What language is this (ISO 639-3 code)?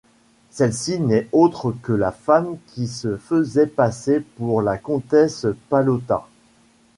fra